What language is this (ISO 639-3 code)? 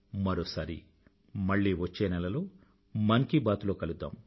tel